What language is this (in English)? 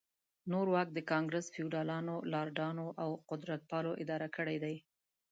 Pashto